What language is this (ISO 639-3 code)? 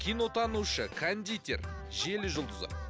kaz